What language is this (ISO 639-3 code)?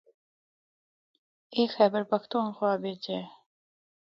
hno